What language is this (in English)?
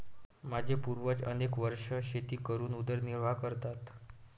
Marathi